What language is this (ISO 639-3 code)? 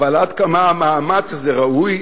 heb